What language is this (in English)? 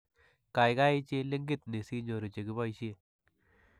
Kalenjin